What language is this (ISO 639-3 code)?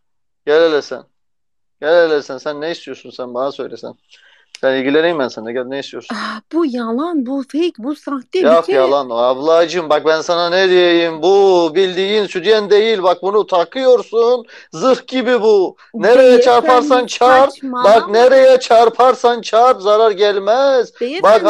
tur